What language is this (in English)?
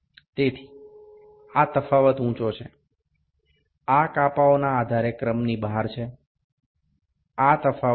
Gujarati